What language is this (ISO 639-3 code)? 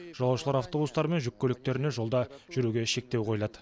kaz